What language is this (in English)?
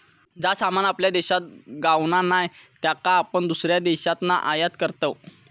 Marathi